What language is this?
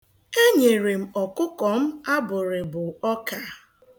Igbo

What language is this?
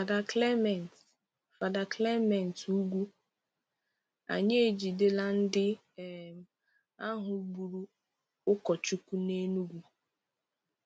Igbo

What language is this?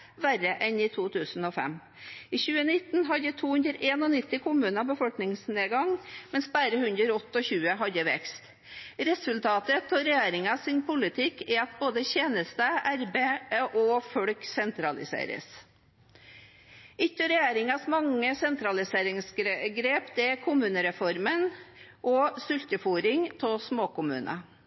Norwegian Bokmål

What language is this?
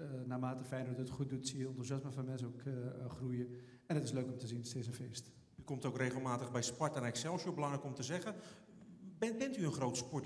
Dutch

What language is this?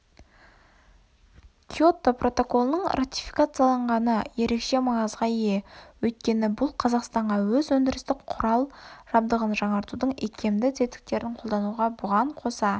Kazakh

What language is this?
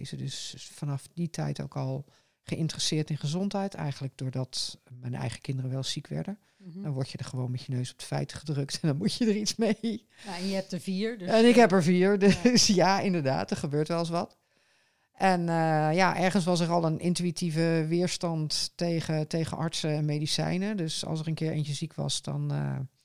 Dutch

